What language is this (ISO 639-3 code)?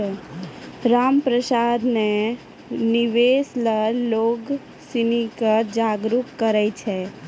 mai